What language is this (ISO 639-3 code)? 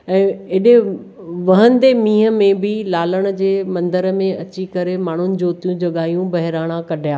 snd